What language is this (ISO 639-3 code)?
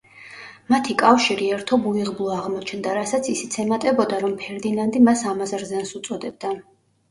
kat